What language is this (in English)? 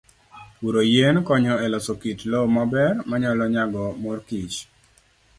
Luo (Kenya and Tanzania)